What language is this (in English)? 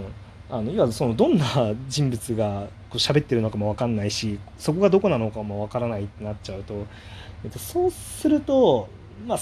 Japanese